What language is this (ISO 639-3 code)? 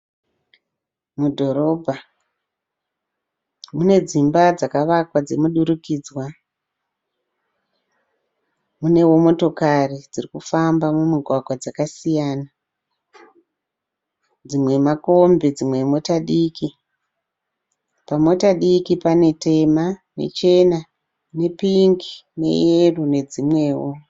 sna